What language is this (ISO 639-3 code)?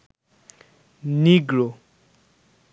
ben